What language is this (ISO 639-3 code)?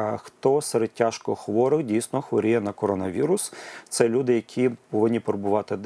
ukr